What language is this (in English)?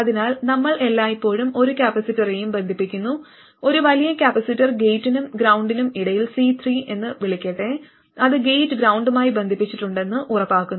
Malayalam